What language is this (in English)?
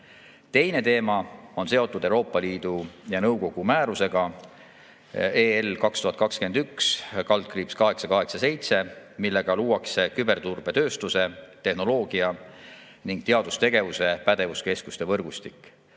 Estonian